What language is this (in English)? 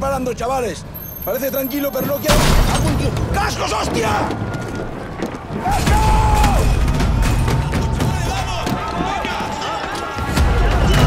Spanish